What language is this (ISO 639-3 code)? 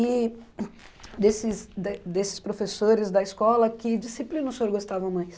por